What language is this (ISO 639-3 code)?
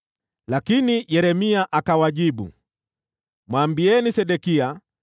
swa